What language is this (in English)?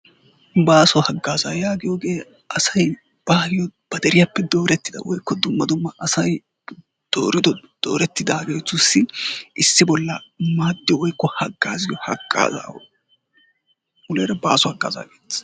Wolaytta